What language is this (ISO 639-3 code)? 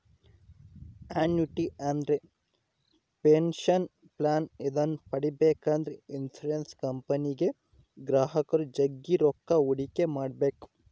kan